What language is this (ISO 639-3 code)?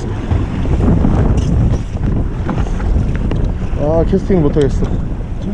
kor